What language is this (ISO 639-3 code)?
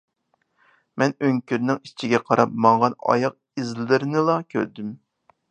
uig